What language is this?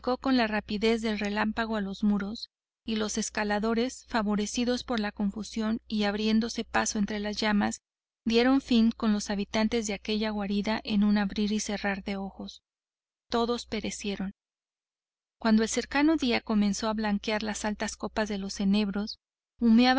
Spanish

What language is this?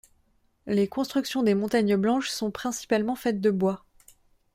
French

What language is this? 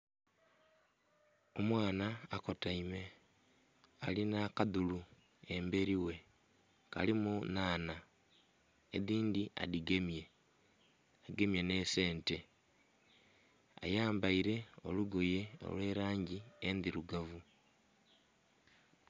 Soga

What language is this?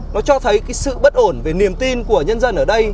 Vietnamese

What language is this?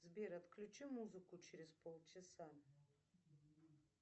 Russian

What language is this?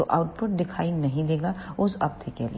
Hindi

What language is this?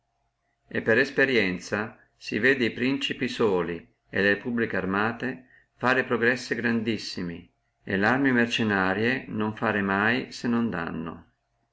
Italian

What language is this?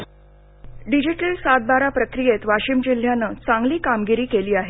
Marathi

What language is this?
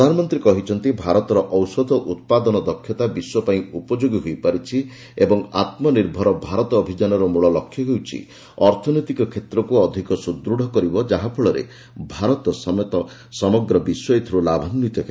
Odia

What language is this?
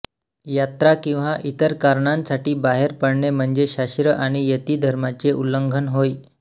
Marathi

